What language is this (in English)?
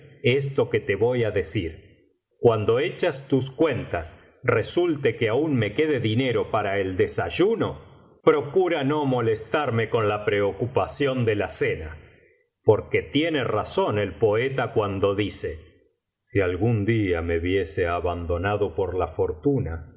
Spanish